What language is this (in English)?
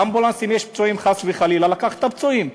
Hebrew